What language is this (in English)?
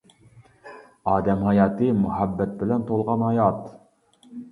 Uyghur